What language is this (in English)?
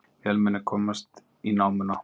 Icelandic